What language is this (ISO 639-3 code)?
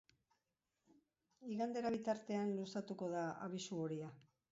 eus